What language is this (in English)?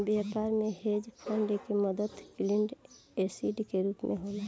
Bhojpuri